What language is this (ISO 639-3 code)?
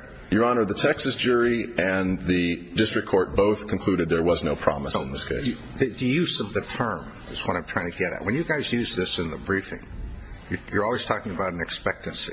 eng